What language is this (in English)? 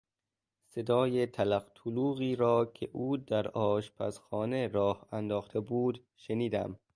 Persian